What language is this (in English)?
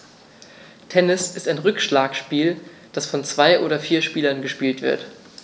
German